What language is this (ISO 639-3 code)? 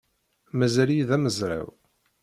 kab